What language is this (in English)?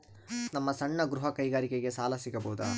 Kannada